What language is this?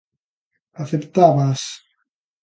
Galician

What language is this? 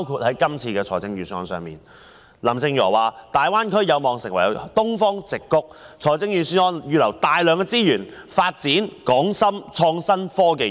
Cantonese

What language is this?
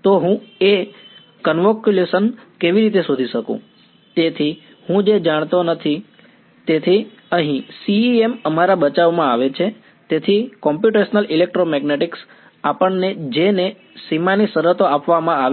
Gujarati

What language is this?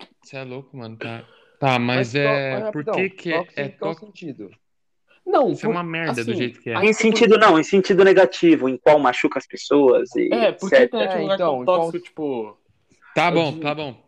Portuguese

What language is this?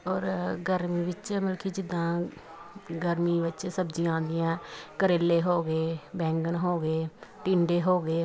Punjabi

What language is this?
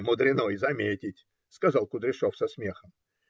Russian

